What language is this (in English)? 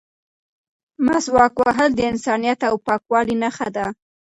Pashto